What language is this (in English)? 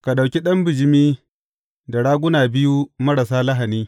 Hausa